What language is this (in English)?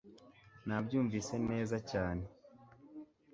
Kinyarwanda